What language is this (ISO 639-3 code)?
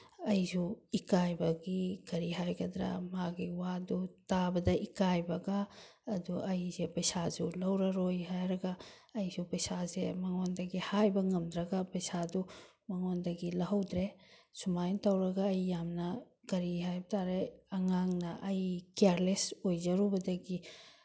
mni